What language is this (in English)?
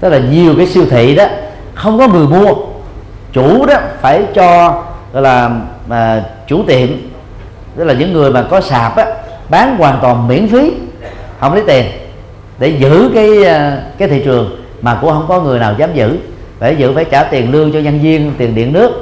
Vietnamese